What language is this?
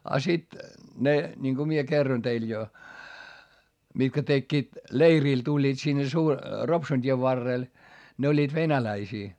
Finnish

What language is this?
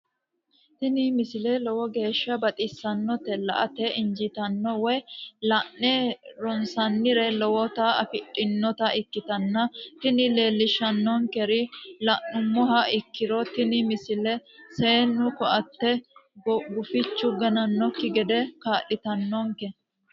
Sidamo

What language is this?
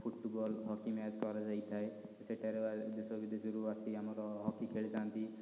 Odia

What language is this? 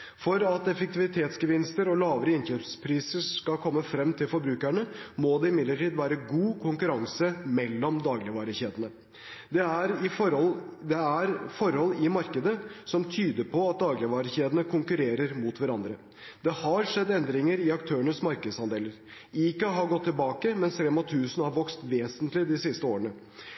Norwegian Bokmål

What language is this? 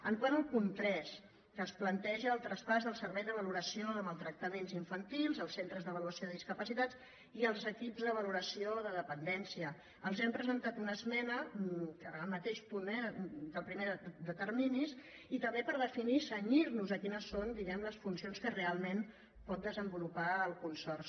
Catalan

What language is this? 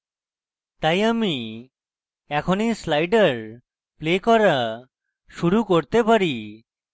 Bangla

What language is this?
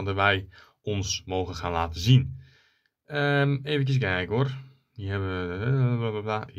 Dutch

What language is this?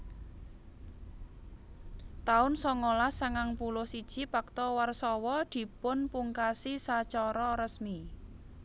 Javanese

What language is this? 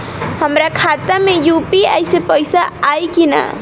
Bhojpuri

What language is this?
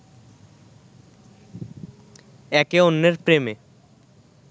Bangla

